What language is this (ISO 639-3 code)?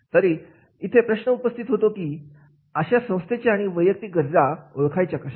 mar